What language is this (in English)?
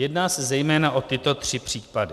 Czech